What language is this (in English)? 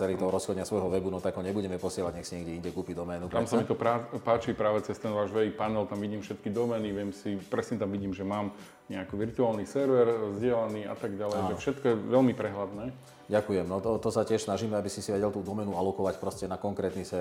Slovak